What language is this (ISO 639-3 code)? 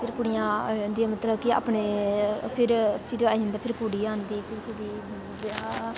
doi